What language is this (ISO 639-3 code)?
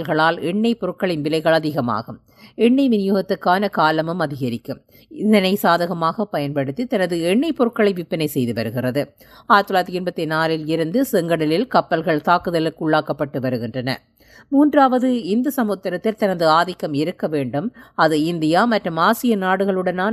tam